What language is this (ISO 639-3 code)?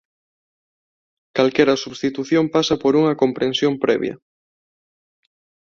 glg